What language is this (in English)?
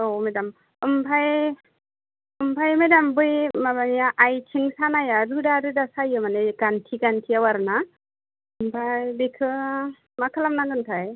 Bodo